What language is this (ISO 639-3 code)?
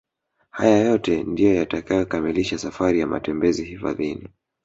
swa